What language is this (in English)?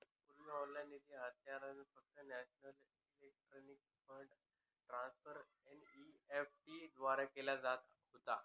Marathi